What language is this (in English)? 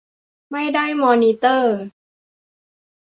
Thai